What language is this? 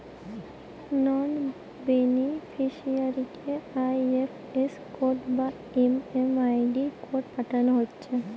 Bangla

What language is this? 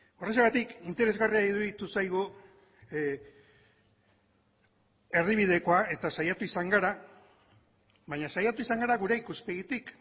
Basque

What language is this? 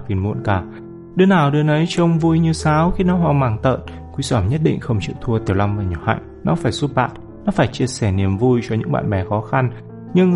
Vietnamese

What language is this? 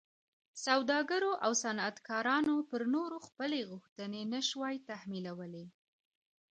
Pashto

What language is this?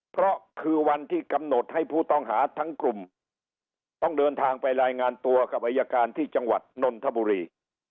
Thai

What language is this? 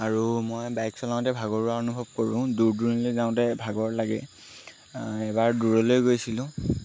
Assamese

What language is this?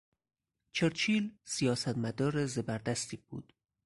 Persian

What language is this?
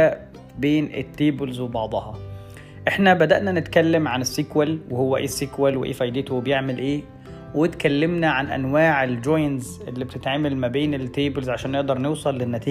Arabic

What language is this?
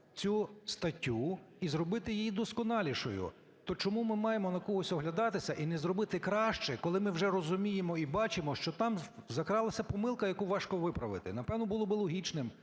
Ukrainian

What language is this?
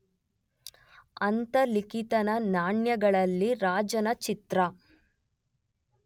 Kannada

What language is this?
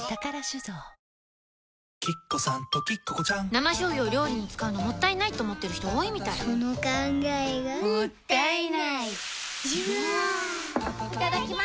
Japanese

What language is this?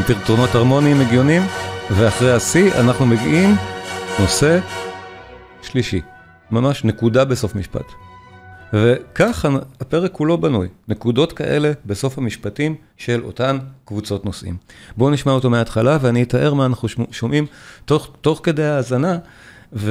Hebrew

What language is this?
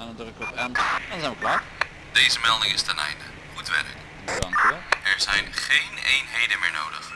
Dutch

